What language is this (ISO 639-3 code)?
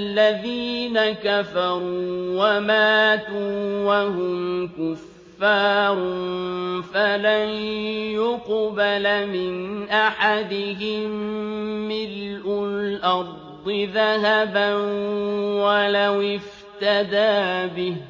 ara